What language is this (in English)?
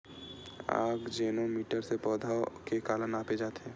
Chhattisgarhi